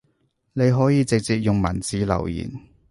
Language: Cantonese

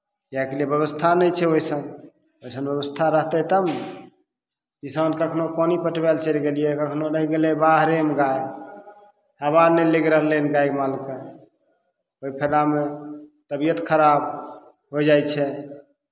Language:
Maithili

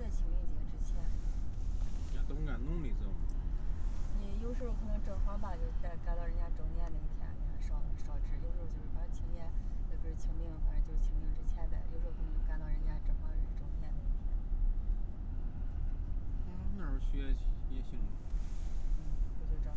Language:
Chinese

